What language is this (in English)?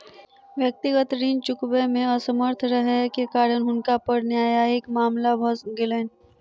Maithili